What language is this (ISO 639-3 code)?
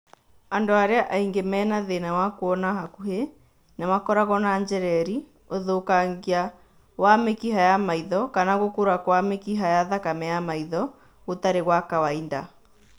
kik